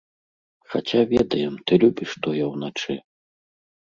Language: Belarusian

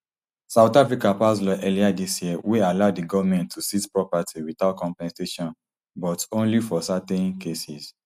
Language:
Nigerian Pidgin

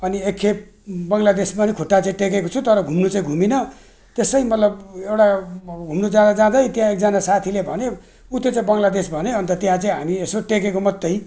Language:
Nepali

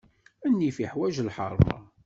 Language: Kabyle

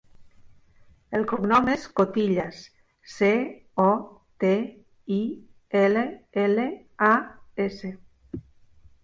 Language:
Catalan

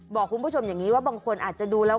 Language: Thai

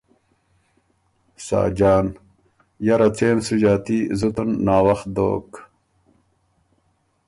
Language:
Ormuri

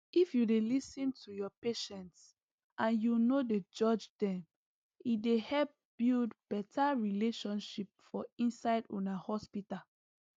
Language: Nigerian Pidgin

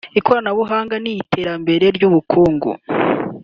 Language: Kinyarwanda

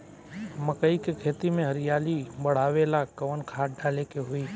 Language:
Bhojpuri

